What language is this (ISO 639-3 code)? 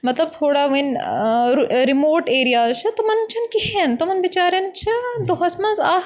kas